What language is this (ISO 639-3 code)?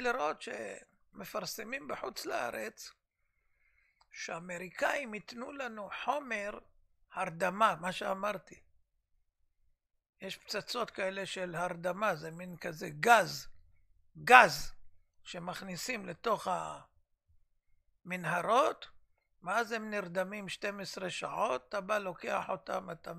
heb